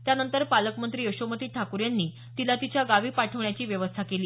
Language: Marathi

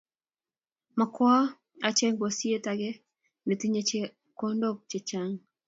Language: Kalenjin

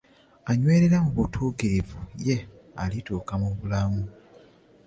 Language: Ganda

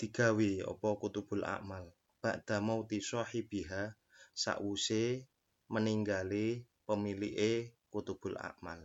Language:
Indonesian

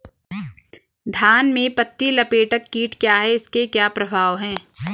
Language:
Hindi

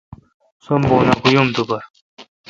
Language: Kalkoti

